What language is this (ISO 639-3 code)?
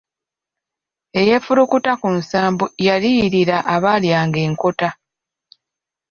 lug